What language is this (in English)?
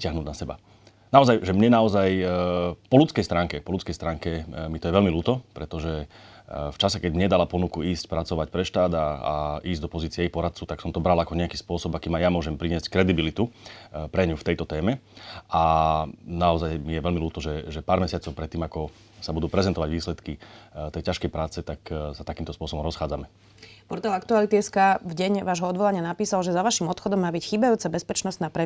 Slovak